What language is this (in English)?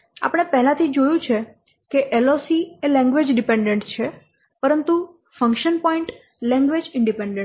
Gujarati